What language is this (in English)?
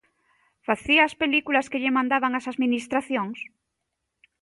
Galician